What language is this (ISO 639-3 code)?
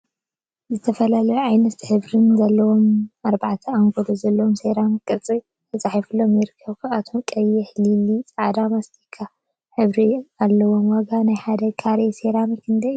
tir